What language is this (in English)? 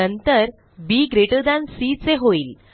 Marathi